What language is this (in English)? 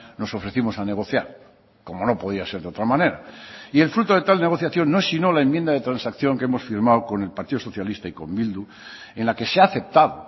Spanish